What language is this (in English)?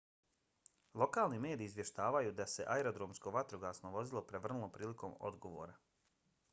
Bosnian